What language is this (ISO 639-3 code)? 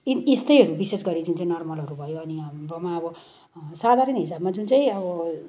nep